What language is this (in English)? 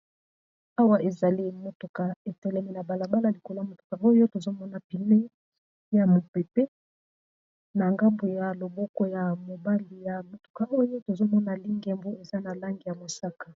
Lingala